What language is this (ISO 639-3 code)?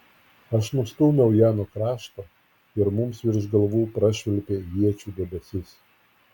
lit